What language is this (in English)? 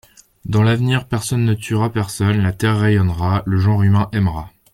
French